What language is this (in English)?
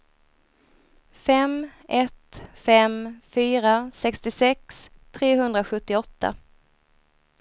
Swedish